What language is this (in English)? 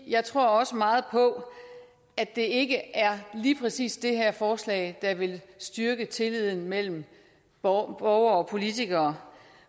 Danish